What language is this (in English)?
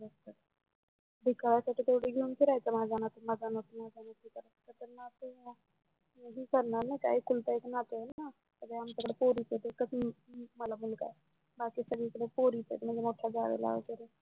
Marathi